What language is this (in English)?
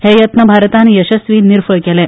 Konkani